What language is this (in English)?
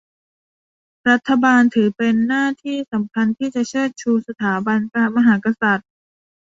Thai